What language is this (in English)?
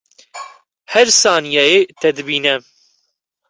Kurdish